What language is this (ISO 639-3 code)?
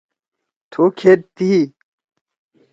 trw